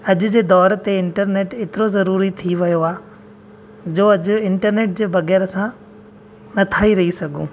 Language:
Sindhi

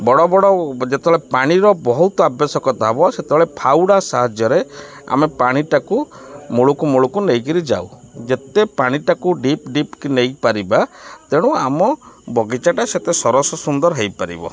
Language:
Odia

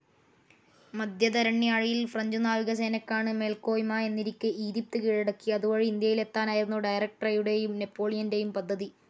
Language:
Malayalam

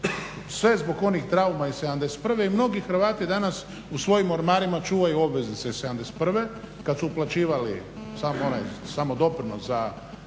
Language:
Croatian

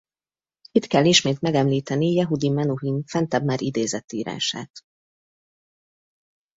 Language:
Hungarian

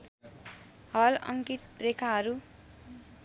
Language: Nepali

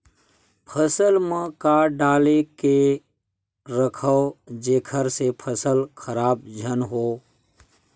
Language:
Chhattisgarhi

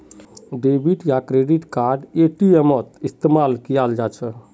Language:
Magahi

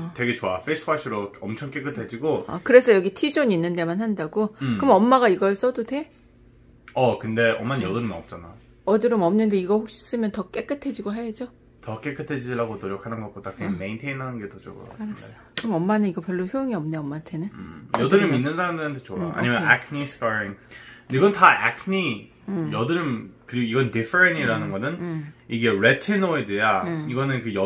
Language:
Korean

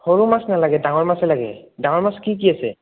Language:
Assamese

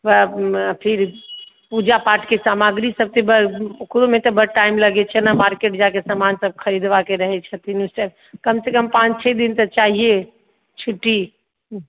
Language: Maithili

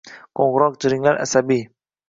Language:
Uzbek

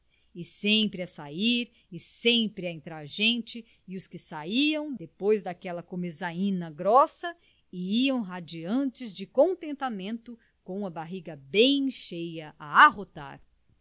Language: Portuguese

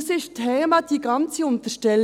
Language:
Swiss German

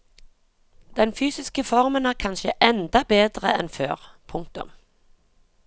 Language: Norwegian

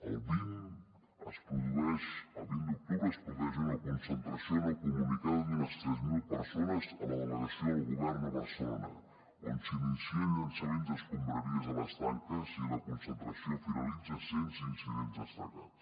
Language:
Catalan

